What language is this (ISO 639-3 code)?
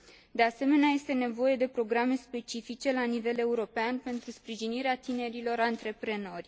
ron